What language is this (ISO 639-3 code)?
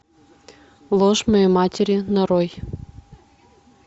rus